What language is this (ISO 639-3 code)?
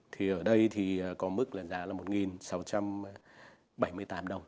vie